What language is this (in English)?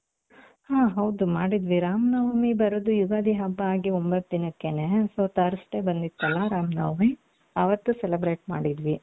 Kannada